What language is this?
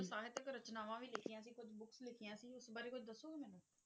Punjabi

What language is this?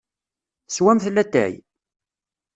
Kabyle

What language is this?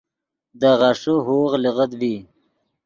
Yidgha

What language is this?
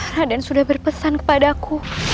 Indonesian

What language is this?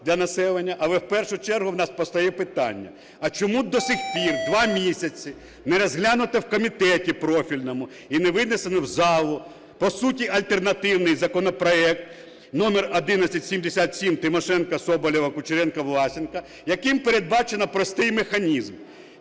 Ukrainian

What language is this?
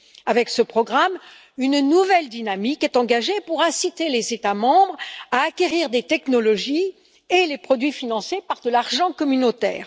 French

